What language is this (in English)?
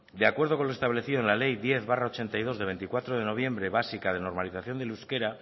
Spanish